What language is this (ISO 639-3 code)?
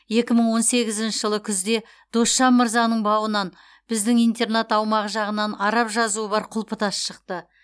kaz